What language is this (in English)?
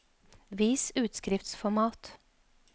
Norwegian